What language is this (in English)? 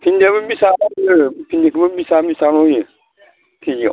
Bodo